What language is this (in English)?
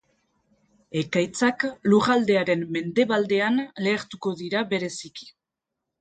Basque